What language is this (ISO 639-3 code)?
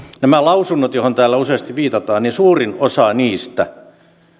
fin